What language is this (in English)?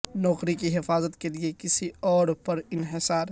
Urdu